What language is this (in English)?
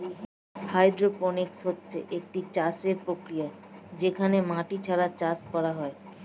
Bangla